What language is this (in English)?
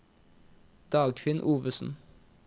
Norwegian